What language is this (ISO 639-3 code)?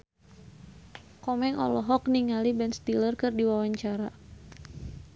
sun